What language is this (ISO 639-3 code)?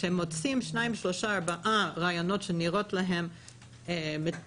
heb